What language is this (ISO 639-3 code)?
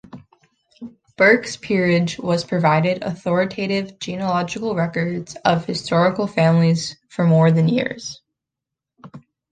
eng